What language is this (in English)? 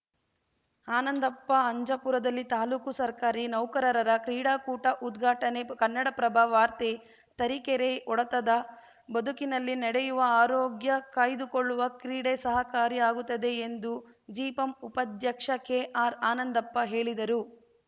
Kannada